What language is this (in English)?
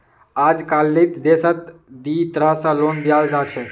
Magahi